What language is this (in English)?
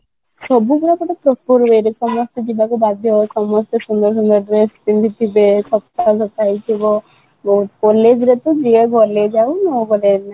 Odia